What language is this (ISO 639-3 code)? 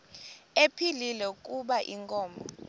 xho